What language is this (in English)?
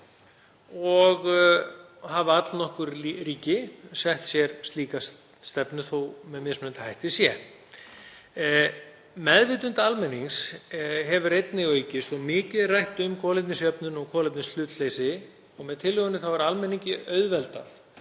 Icelandic